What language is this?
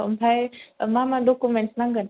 Bodo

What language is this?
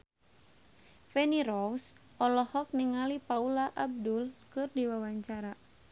Sundanese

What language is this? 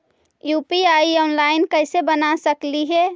Magahi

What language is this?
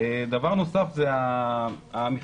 Hebrew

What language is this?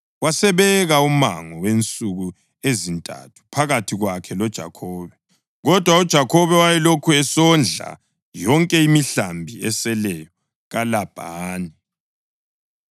North Ndebele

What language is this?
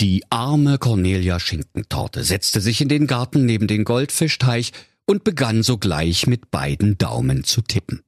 German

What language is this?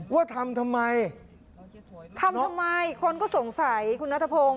Thai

